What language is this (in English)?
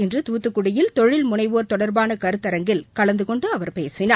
Tamil